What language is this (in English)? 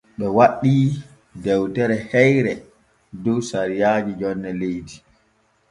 Borgu Fulfulde